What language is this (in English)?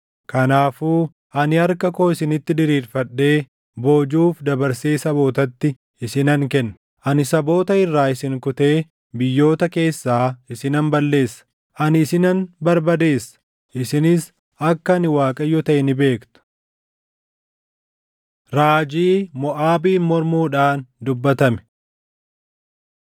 Oromo